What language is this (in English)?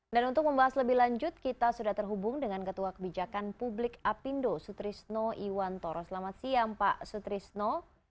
Indonesian